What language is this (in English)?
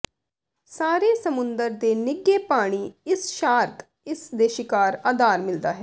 Punjabi